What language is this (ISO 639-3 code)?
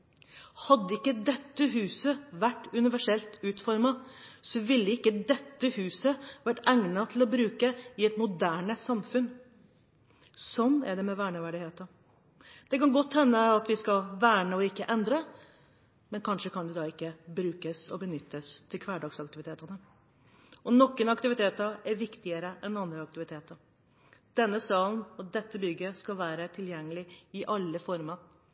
nob